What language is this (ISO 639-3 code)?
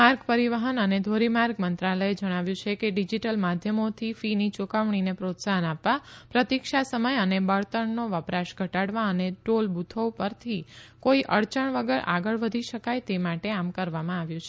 guj